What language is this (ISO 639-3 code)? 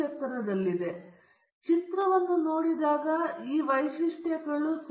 kan